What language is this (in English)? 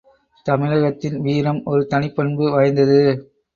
Tamil